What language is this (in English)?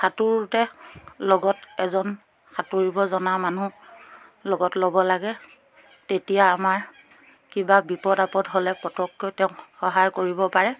Assamese